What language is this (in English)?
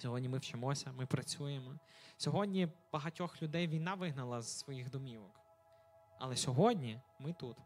Ukrainian